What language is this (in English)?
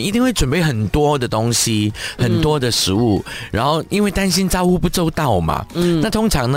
Chinese